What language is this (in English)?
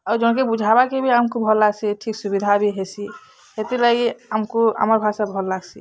Odia